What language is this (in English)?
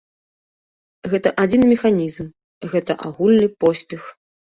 Belarusian